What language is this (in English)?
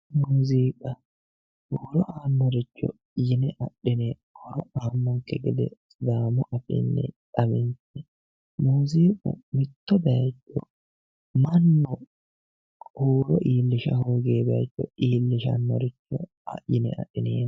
Sidamo